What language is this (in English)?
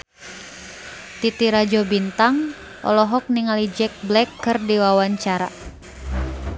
Sundanese